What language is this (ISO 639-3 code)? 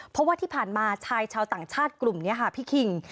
tha